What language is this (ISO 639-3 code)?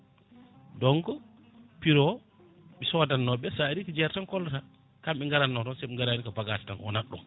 ful